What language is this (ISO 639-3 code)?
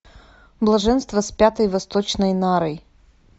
rus